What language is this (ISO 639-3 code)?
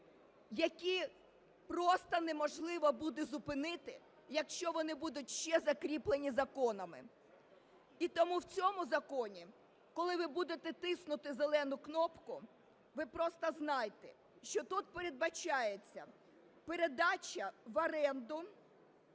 ukr